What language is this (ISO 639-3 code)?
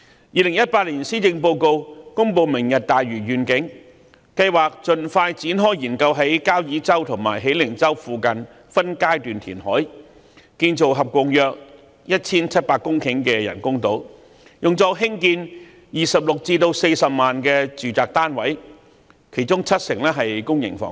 yue